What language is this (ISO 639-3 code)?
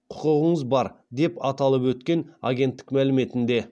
kaz